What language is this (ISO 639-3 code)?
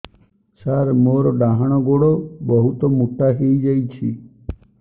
ori